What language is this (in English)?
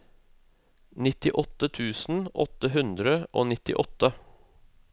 Norwegian